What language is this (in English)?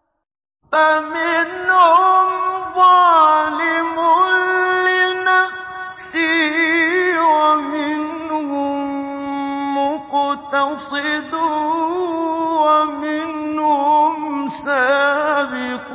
Arabic